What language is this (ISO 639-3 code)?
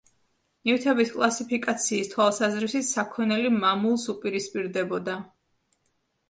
kat